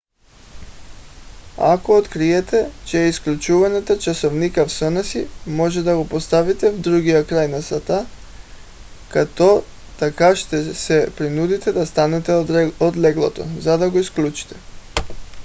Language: Bulgarian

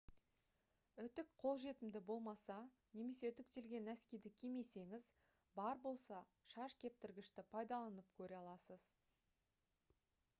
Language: Kazakh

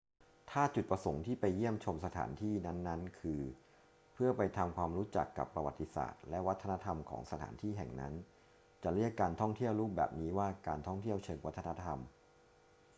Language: Thai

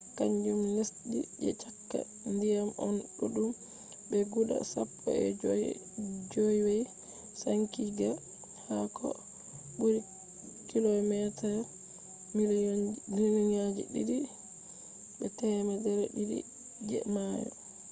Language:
Fula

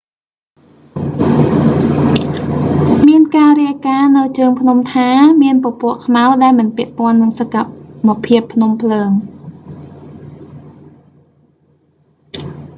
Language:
Khmer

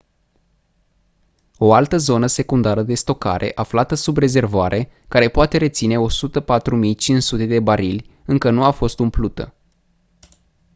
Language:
Romanian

